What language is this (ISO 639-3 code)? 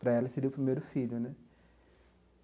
por